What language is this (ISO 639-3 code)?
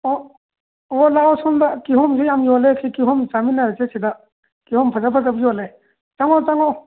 mni